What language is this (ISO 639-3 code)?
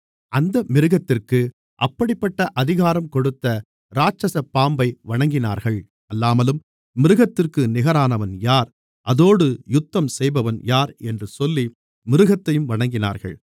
tam